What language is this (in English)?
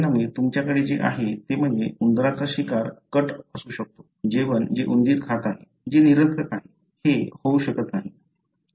Marathi